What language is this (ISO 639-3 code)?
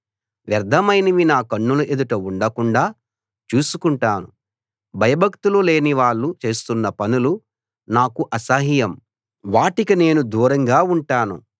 tel